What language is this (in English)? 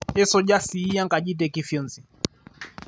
Masai